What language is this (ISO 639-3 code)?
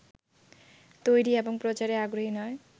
ben